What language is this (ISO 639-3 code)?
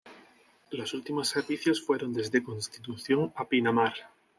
spa